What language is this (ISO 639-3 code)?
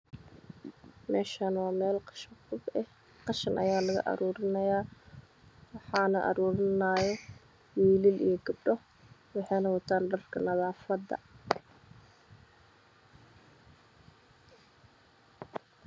som